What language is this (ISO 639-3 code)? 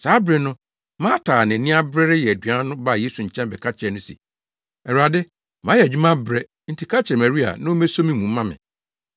aka